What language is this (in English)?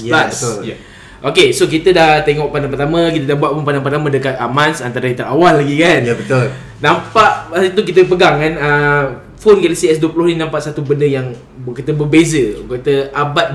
Malay